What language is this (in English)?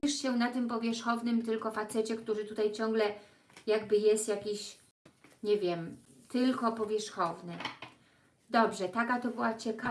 Polish